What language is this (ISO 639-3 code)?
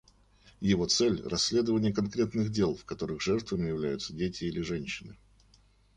rus